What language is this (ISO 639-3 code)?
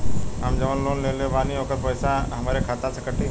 bho